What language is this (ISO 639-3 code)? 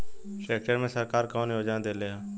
bho